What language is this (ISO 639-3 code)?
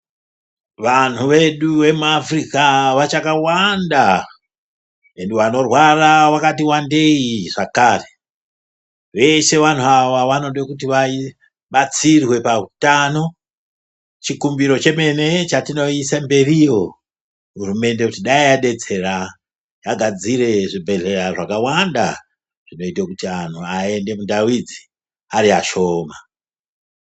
ndc